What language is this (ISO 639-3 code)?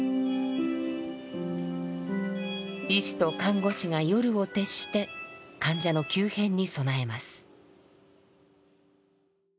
jpn